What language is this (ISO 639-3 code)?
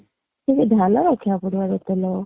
ori